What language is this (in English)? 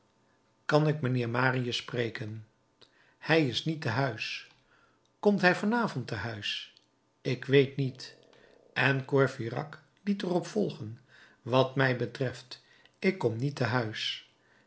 Dutch